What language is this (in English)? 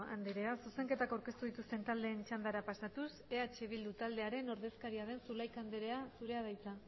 Basque